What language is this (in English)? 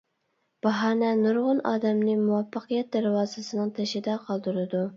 Uyghur